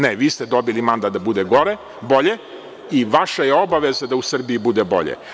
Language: Serbian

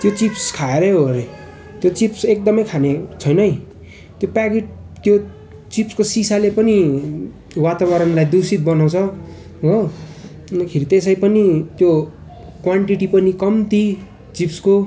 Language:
Nepali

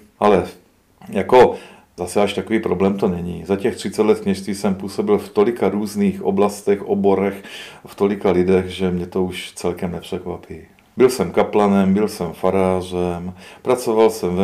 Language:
Czech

